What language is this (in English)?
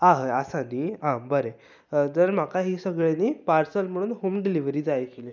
Konkani